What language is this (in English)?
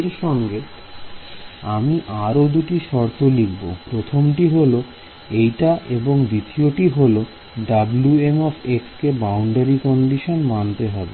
Bangla